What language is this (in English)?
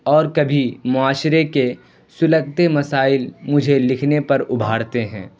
Urdu